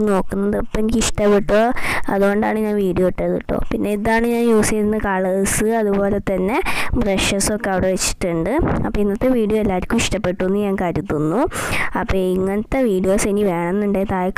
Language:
Indonesian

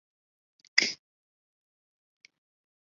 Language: Chinese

